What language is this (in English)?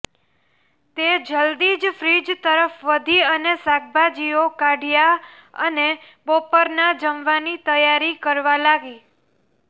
Gujarati